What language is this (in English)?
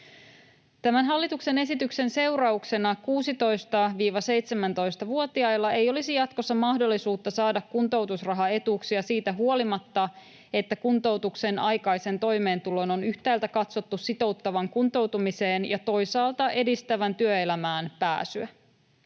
Finnish